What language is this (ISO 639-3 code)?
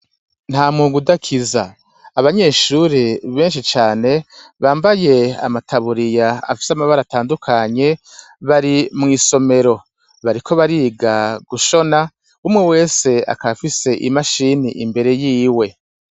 run